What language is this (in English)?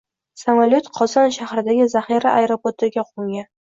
Uzbek